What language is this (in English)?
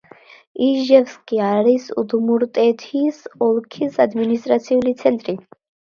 Georgian